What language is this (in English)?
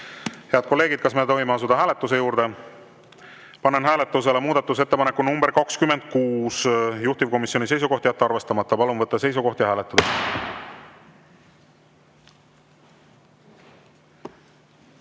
Estonian